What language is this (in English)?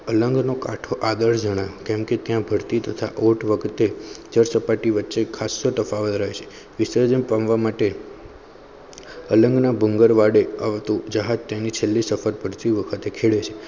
Gujarati